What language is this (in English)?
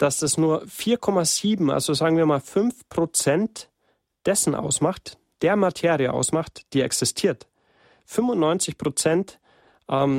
German